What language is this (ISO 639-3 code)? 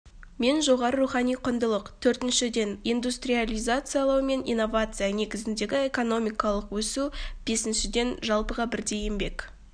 kaz